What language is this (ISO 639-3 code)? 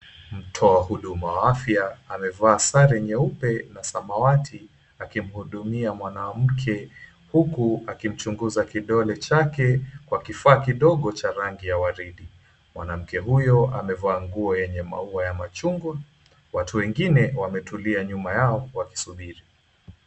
swa